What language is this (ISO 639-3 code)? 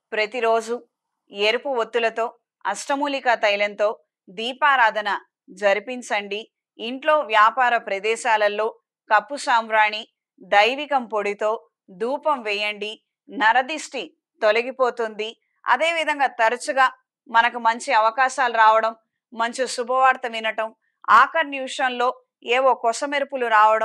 tel